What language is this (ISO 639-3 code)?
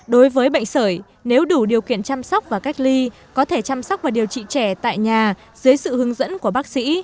vie